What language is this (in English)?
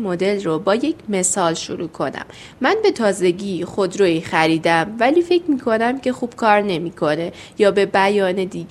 Persian